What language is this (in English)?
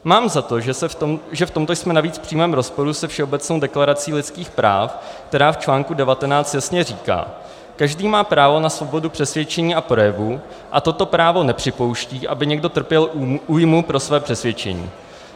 Czech